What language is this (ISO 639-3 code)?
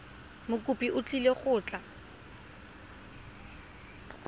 tsn